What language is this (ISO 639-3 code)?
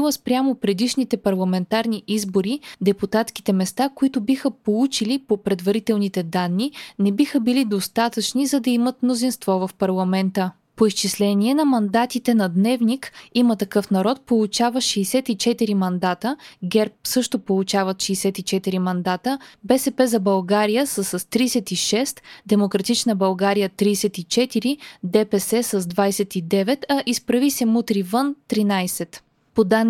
bul